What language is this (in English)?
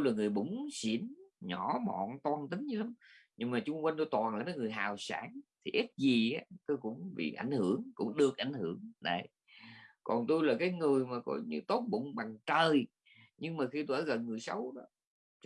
Vietnamese